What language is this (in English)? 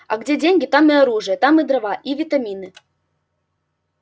Russian